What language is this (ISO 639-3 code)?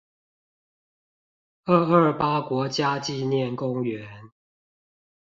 zho